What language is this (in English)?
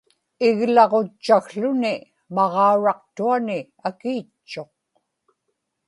Inupiaq